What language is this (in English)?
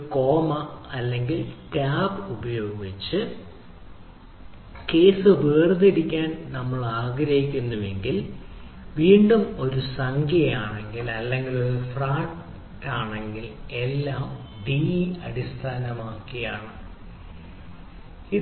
Malayalam